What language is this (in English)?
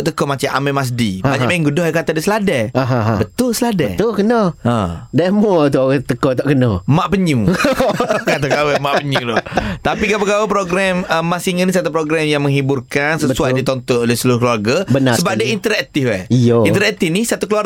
Malay